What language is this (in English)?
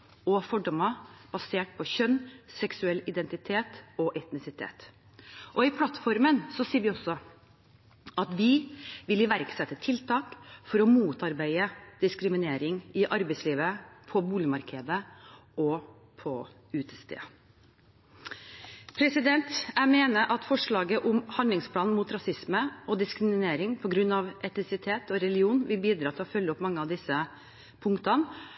Norwegian Bokmål